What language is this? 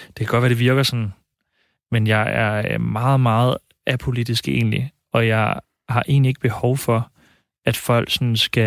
Danish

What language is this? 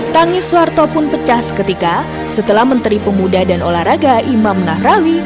Indonesian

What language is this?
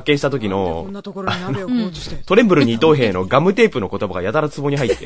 Japanese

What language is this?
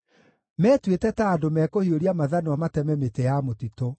Kikuyu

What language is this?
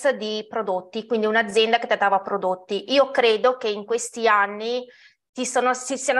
Italian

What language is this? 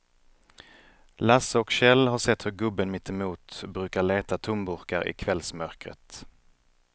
Swedish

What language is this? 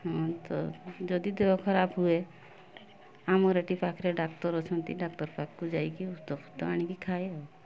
Odia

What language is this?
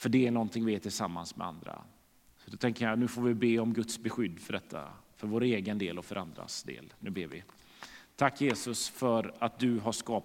Swedish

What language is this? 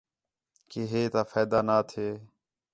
Khetrani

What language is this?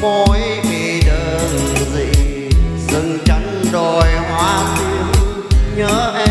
Vietnamese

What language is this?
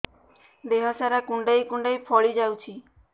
Odia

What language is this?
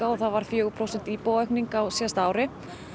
Icelandic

